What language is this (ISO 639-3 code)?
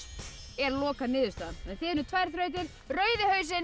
isl